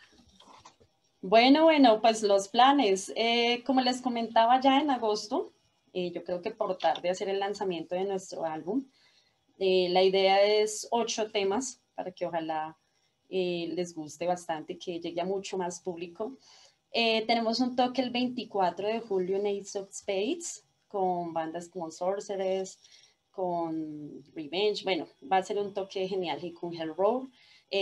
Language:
Spanish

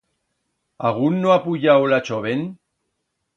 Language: Aragonese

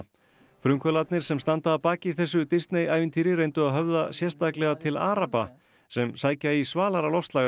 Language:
Icelandic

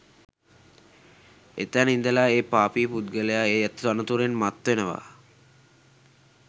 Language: Sinhala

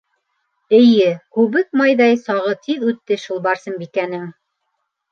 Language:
Bashkir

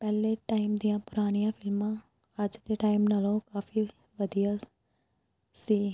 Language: Punjabi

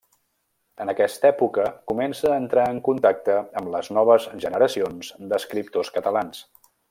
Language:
Catalan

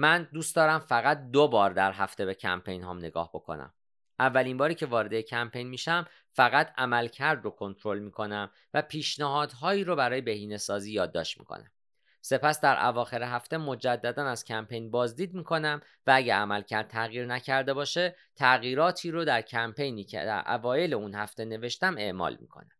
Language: Persian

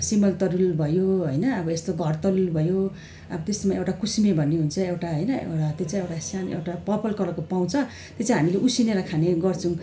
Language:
Nepali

